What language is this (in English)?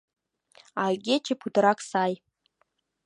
Mari